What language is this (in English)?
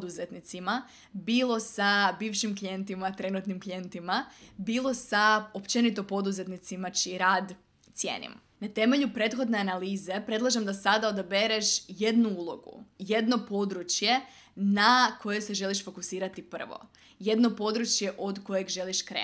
Croatian